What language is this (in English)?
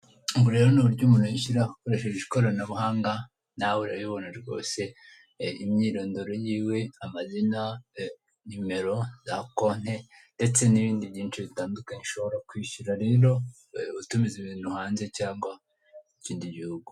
Kinyarwanda